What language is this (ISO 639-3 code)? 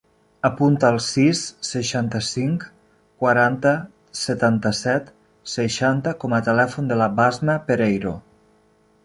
cat